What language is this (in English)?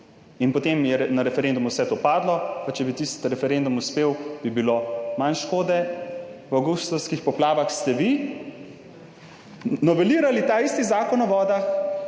Slovenian